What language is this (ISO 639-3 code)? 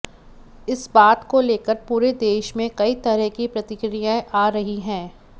hin